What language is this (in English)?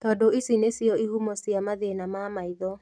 Kikuyu